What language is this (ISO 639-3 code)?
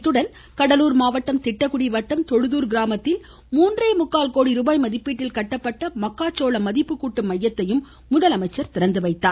tam